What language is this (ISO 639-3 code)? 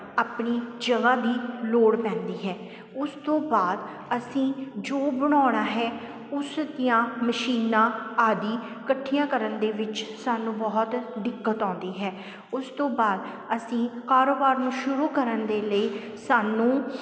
pan